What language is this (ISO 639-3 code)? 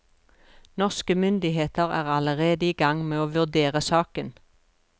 nor